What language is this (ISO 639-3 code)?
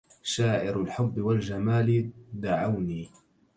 ara